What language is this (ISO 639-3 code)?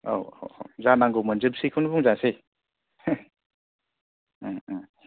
brx